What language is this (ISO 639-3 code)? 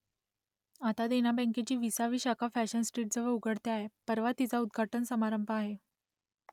mar